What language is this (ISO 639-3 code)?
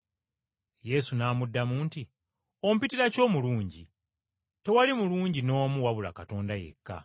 lug